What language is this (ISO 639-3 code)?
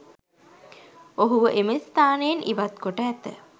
sin